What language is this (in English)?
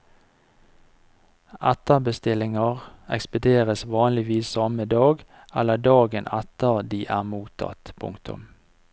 Norwegian